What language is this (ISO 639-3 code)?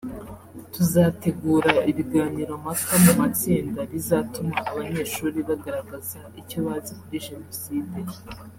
kin